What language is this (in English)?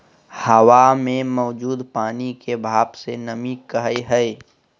Magahi